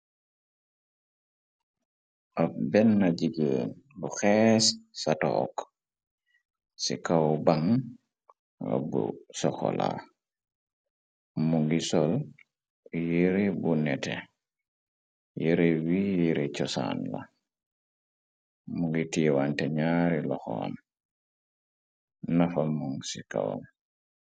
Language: Wolof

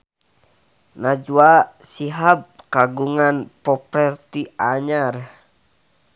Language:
Sundanese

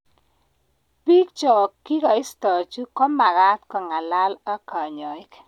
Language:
Kalenjin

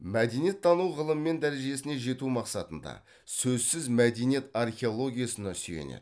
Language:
Kazakh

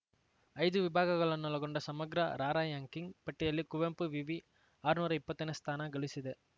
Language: Kannada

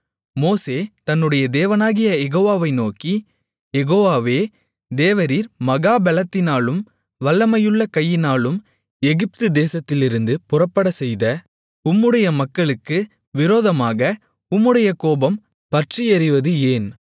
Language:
Tamil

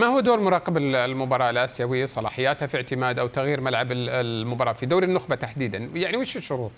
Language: Arabic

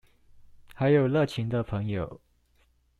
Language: Chinese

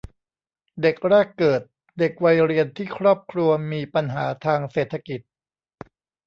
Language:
Thai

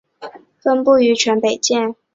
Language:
Chinese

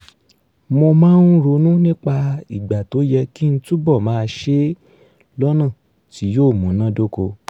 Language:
Yoruba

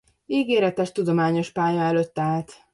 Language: Hungarian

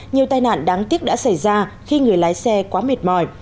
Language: Vietnamese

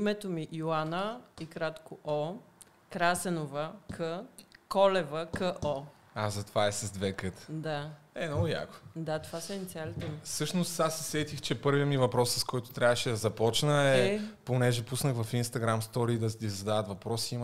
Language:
Bulgarian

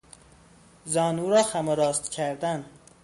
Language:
Persian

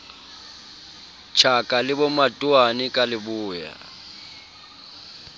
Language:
Southern Sotho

